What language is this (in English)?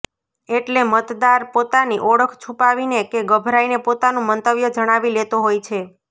Gujarati